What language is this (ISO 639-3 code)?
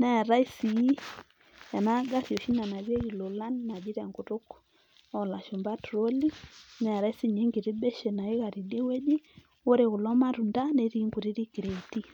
mas